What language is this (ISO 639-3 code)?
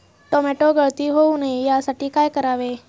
mar